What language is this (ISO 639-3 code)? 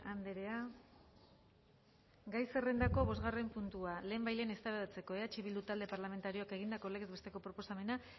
eus